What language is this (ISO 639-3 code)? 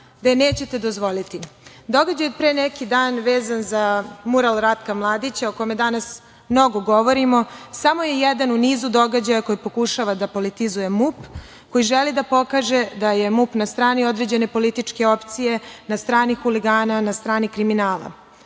srp